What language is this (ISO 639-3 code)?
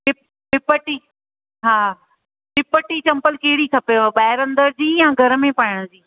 snd